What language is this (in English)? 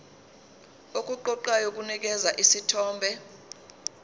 Zulu